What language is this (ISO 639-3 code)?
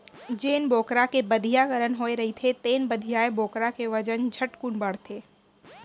hne